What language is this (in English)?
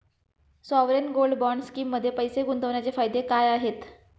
Marathi